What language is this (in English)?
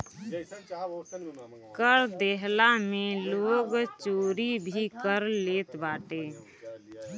Bhojpuri